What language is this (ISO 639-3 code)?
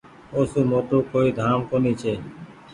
gig